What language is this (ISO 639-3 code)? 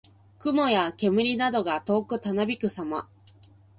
jpn